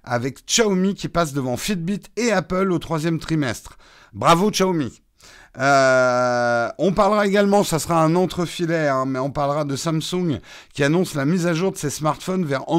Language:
French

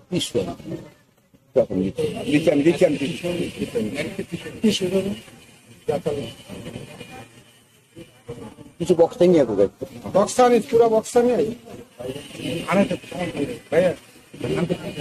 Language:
Romanian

